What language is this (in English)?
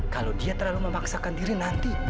Indonesian